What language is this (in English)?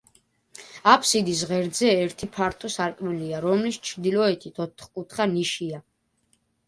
Georgian